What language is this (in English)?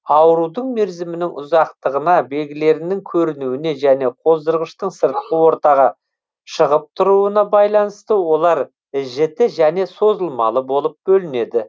Kazakh